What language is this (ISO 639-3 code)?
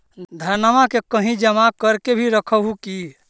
mag